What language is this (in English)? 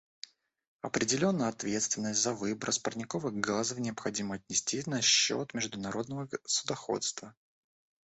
Russian